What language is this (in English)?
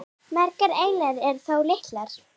Icelandic